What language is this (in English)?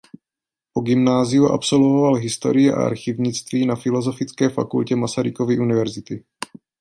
Czech